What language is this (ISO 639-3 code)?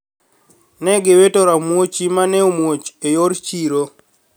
luo